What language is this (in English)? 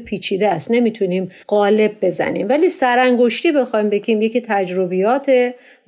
Persian